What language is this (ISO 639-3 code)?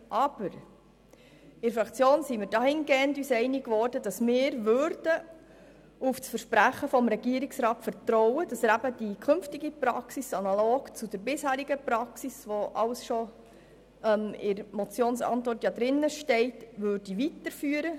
gsw